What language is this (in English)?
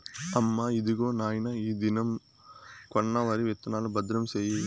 Telugu